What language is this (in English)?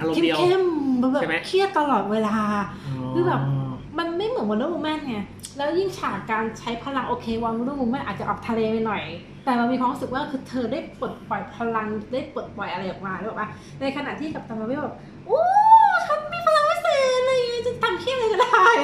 Thai